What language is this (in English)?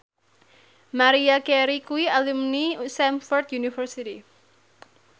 Javanese